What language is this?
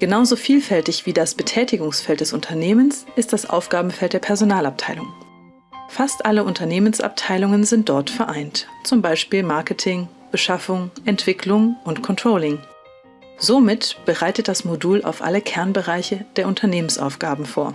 German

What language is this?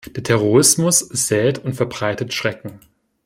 German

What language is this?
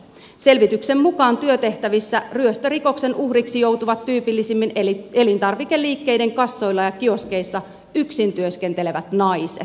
Finnish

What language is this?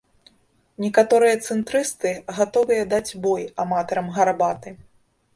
Belarusian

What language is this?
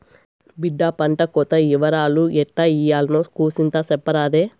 Telugu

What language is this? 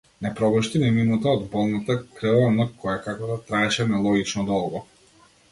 Macedonian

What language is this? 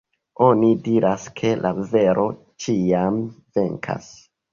Esperanto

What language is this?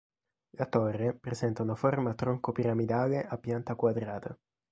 Italian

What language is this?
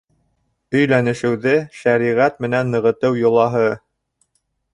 Bashkir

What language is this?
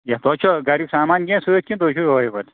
Kashmiri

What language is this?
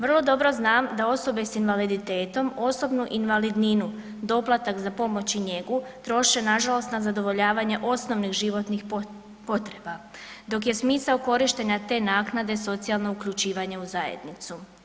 Croatian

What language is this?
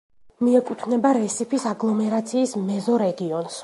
Georgian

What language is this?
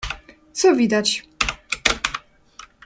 Polish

